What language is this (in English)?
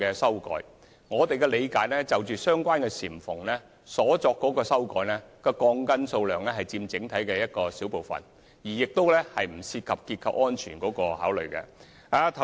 Cantonese